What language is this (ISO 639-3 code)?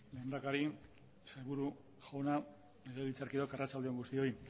eus